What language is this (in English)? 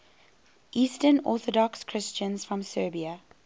English